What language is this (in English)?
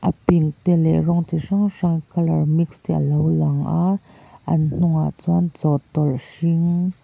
Mizo